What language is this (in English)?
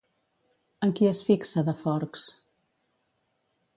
Catalan